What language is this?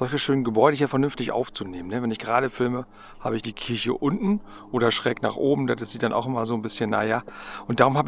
German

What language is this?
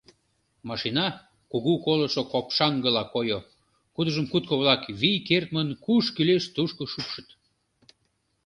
Mari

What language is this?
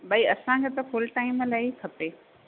Sindhi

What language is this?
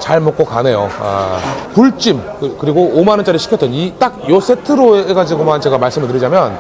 Korean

